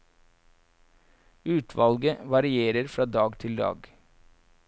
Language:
Norwegian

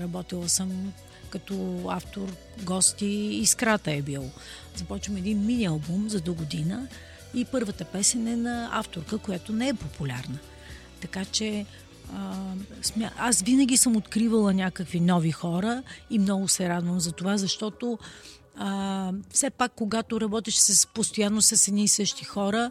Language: Bulgarian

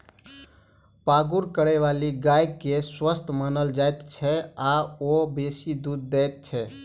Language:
Maithili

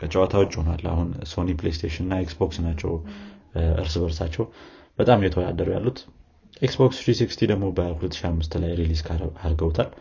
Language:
Amharic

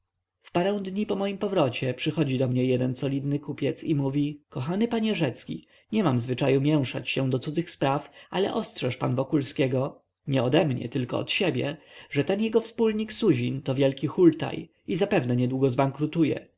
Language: Polish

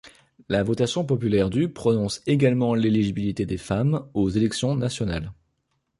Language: French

